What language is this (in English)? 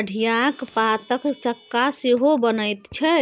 Maithili